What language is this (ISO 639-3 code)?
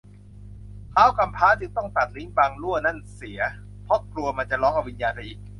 tha